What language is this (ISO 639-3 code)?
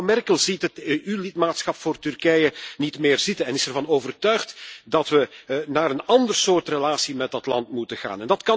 nld